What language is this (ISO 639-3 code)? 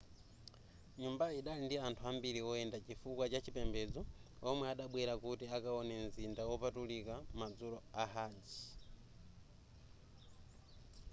nya